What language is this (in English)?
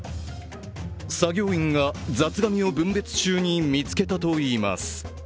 Japanese